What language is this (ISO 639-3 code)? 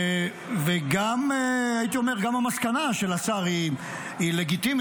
heb